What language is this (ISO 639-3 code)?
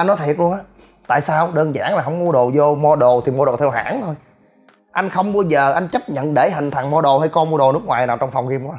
vie